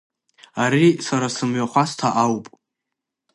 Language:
Abkhazian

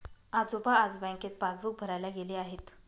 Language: Marathi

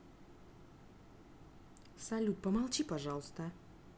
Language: Russian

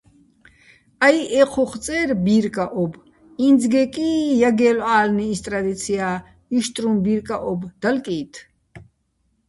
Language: Bats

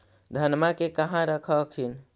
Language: Magahi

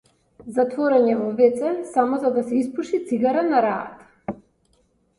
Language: Macedonian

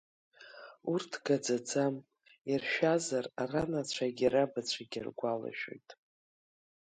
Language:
Abkhazian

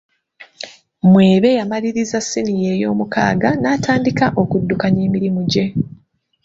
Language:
Ganda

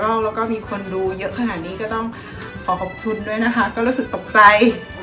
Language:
Thai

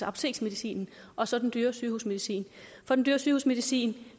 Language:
Danish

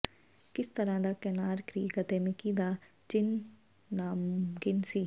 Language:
Punjabi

